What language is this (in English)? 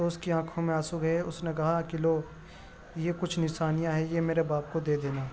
Urdu